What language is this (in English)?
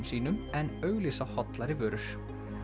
Icelandic